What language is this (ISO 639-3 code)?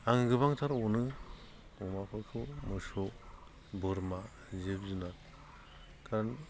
brx